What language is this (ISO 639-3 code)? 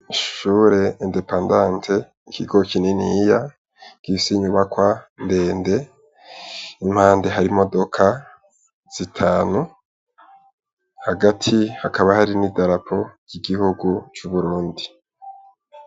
run